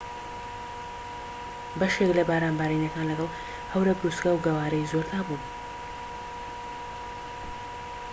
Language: Central Kurdish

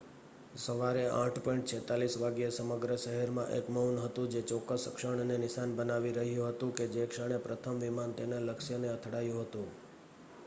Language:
Gujarati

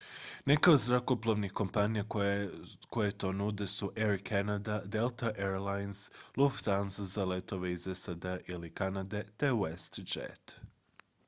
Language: Croatian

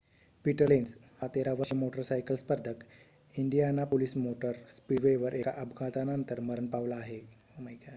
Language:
Marathi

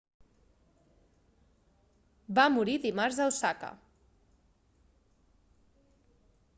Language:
Catalan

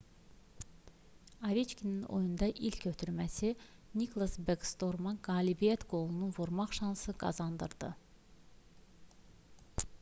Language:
Azerbaijani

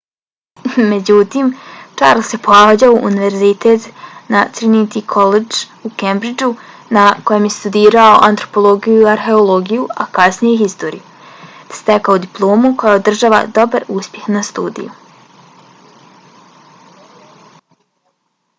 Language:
Bosnian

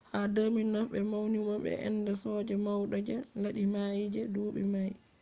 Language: Fula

